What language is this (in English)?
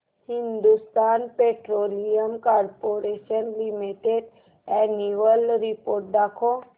Marathi